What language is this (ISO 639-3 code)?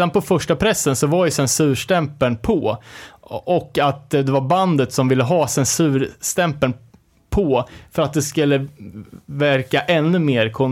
swe